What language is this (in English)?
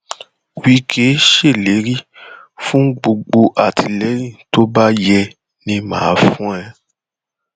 Yoruba